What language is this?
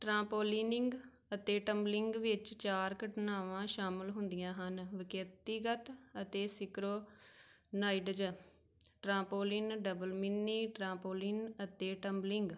Punjabi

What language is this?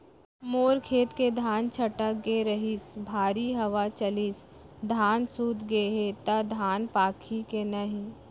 Chhattisgarhi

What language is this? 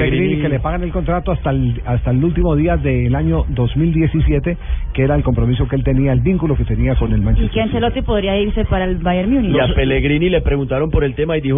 Spanish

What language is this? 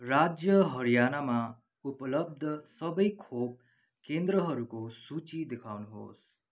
Nepali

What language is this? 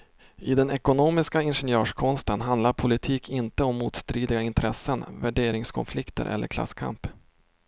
Swedish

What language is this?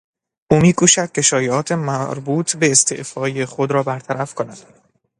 Persian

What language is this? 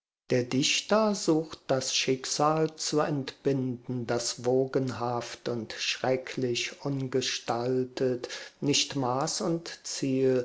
German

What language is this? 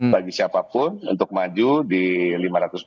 Indonesian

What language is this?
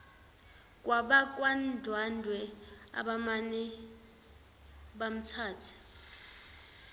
Zulu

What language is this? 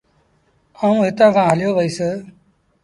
Sindhi Bhil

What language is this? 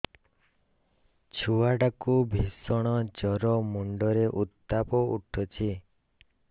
Odia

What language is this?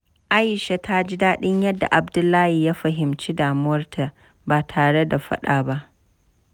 Hausa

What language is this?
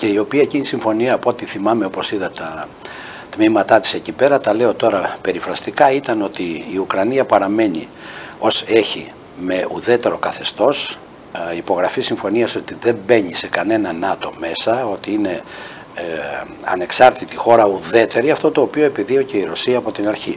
Greek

